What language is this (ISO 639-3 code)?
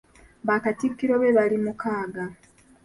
lug